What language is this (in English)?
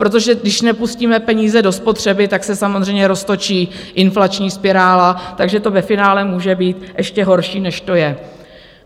Czech